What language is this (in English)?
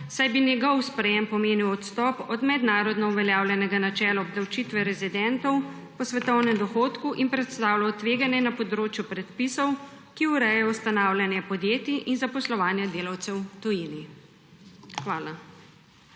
Slovenian